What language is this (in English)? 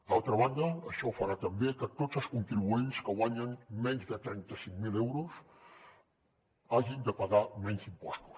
Catalan